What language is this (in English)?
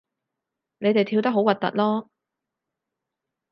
Cantonese